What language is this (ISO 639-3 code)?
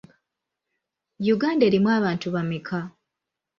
lug